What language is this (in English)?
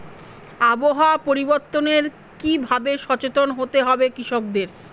Bangla